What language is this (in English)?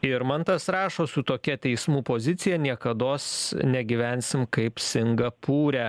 Lithuanian